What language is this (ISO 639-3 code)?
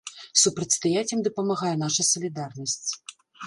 bel